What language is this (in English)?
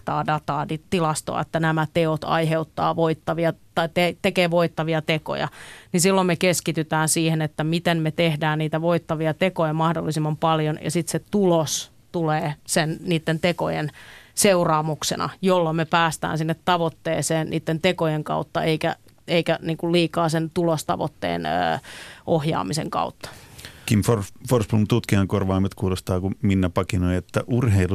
Finnish